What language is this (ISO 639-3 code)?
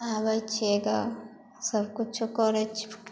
mai